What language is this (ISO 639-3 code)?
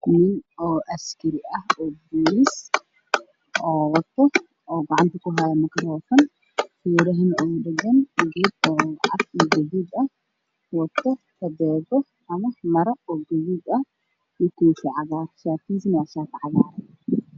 som